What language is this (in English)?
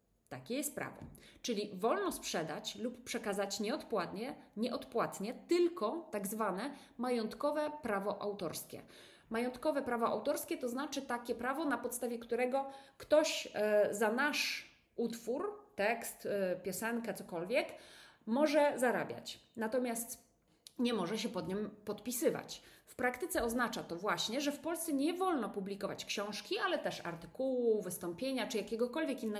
Polish